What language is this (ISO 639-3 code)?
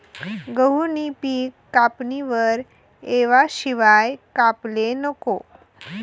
mar